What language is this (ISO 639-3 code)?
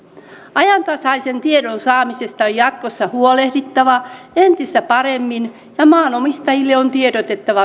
fin